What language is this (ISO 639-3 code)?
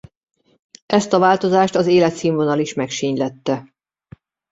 hun